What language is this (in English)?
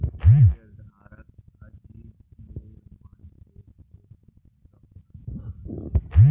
Magahi